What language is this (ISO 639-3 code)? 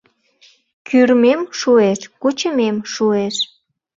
chm